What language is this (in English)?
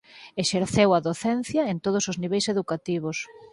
Galician